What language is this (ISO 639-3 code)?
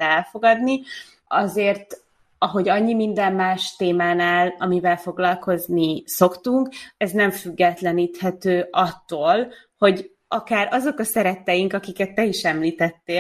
hun